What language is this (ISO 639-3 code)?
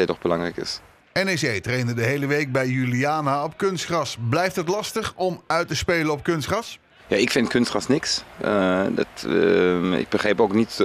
nld